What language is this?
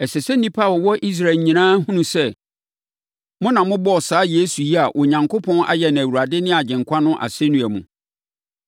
Akan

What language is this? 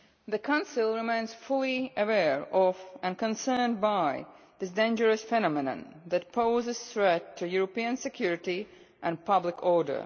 English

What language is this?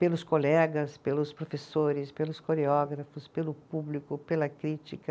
Portuguese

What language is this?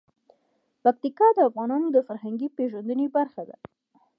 Pashto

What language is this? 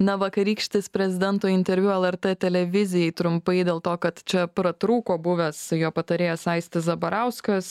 Lithuanian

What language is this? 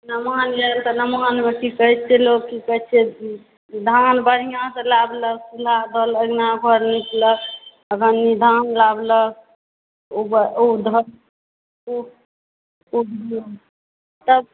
Maithili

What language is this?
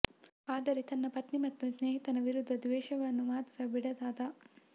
Kannada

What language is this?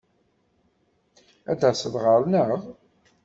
Kabyle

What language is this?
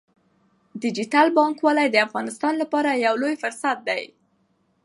Pashto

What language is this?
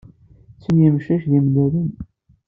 Kabyle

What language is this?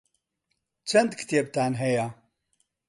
Central Kurdish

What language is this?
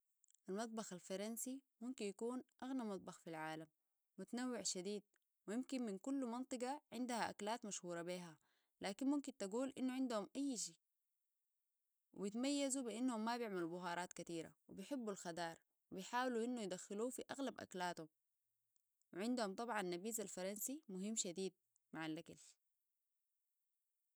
Sudanese Arabic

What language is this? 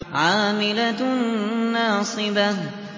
Arabic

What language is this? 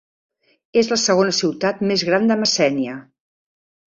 Catalan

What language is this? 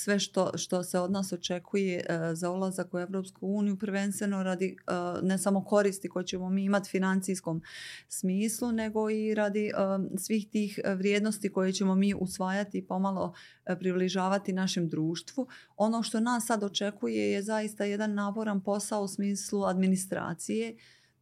Croatian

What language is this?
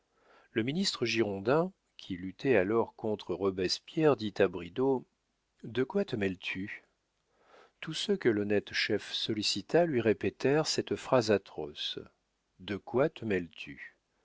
French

